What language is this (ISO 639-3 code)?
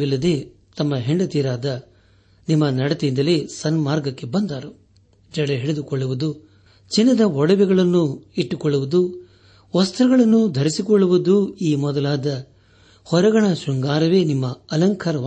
kan